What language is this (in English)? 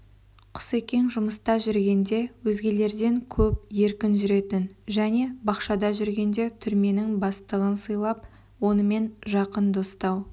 Kazakh